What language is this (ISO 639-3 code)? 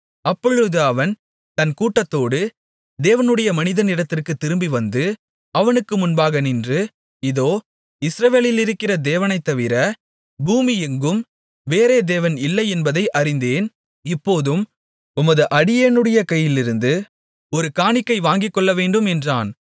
tam